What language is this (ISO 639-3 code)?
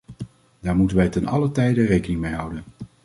nld